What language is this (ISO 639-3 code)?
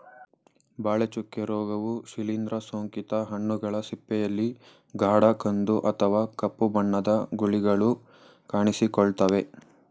kan